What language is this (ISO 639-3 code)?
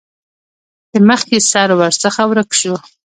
pus